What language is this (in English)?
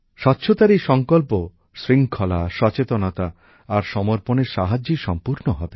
Bangla